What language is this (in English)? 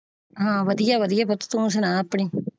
Punjabi